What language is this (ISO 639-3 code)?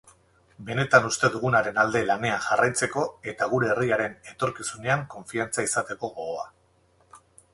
eus